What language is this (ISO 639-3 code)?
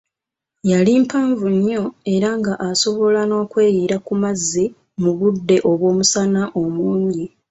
lug